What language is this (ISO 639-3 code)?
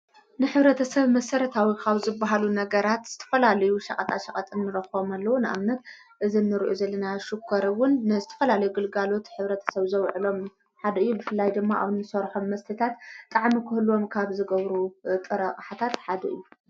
tir